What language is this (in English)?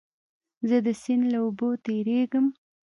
Pashto